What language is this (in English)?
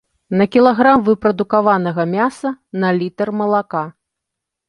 Belarusian